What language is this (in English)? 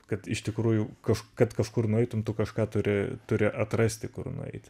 Lithuanian